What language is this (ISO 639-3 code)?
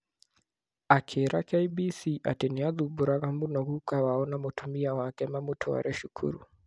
kik